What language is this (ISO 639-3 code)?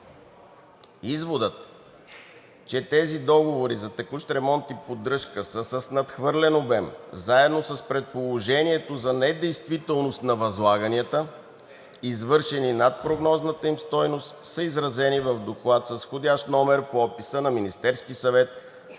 bul